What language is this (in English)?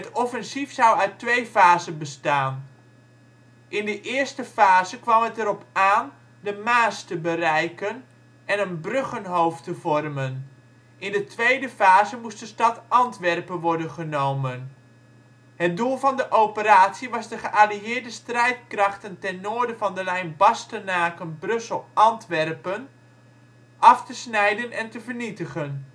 Dutch